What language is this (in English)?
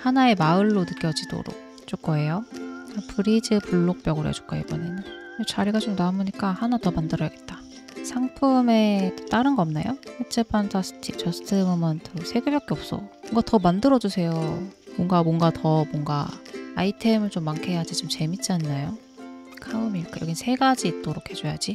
Korean